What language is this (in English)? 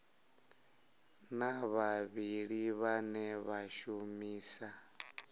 Venda